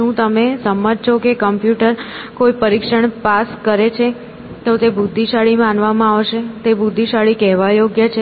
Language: Gujarati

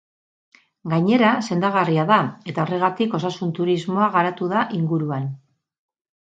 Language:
Basque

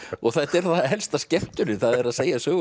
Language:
Icelandic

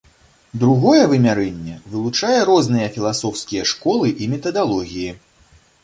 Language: Belarusian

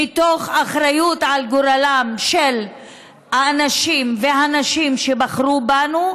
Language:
Hebrew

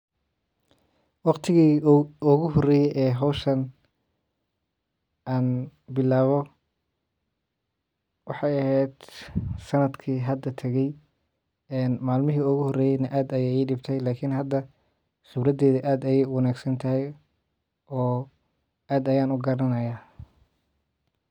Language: Somali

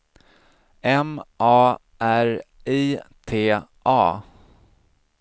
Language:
Swedish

